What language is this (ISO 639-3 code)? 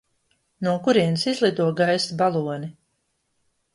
lav